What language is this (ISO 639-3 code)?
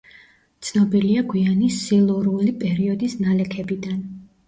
kat